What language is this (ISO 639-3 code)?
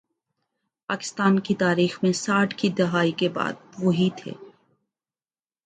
urd